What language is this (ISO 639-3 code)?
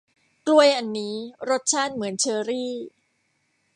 tha